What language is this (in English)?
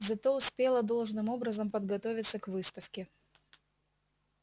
Russian